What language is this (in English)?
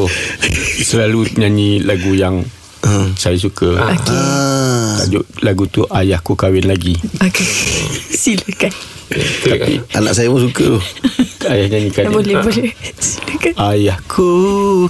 Malay